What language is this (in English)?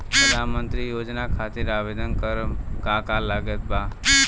Bhojpuri